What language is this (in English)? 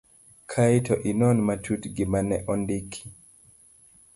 Luo (Kenya and Tanzania)